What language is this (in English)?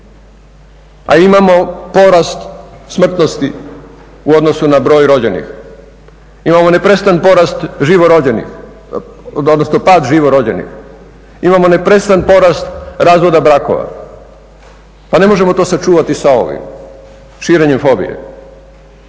Croatian